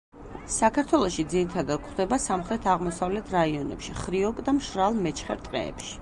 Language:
Georgian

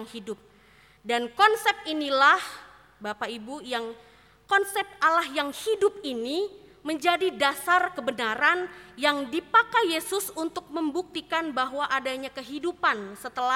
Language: Indonesian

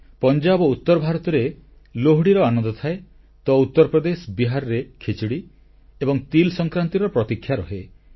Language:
Odia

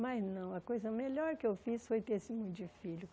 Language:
Portuguese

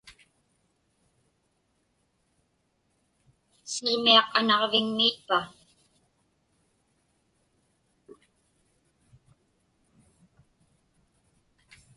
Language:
Inupiaq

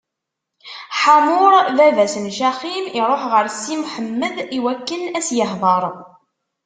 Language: Kabyle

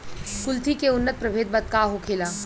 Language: Bhojpuri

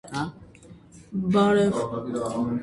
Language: Armenian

